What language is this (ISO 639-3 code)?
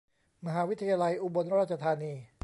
tha